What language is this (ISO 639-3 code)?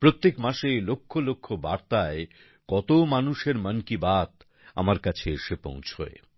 ben